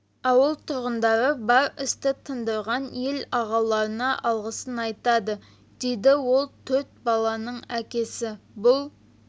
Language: Kazakh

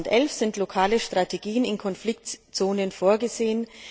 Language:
German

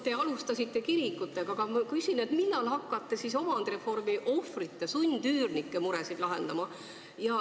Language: Estonian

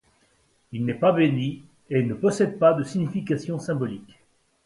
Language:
French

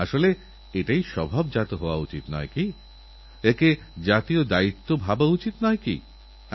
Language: Bangla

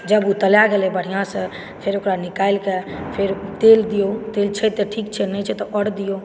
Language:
Maithili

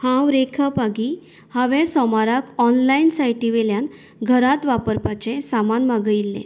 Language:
Konkani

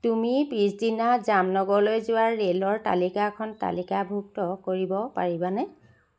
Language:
Assamese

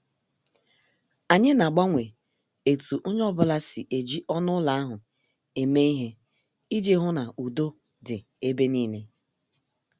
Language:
Igbo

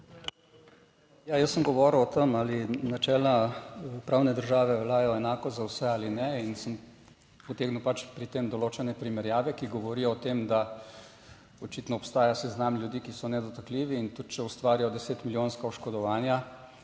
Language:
Slovenian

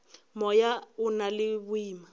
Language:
Northern Sotho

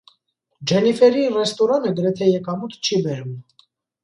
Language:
Armenian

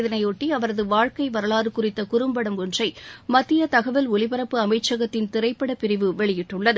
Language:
Tamil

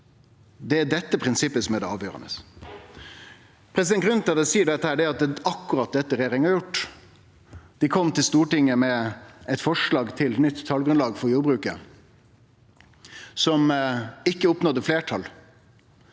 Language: Norwegian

